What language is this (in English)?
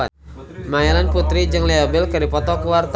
Sundanese